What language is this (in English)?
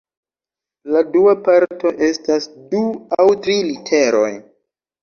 Esperanto